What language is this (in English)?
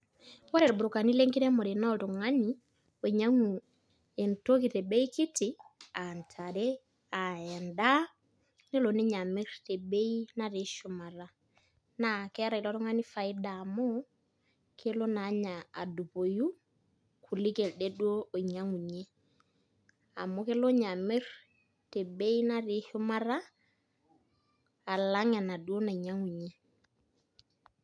Masai